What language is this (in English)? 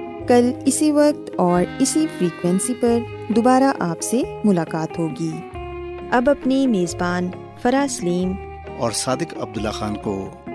Urdu